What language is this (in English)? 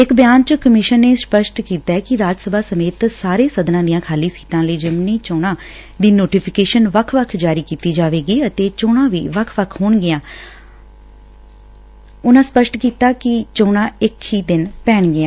Punjabi